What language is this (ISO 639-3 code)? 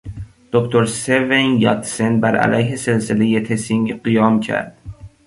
fas